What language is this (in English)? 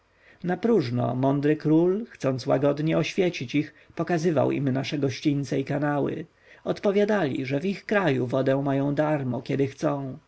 Polish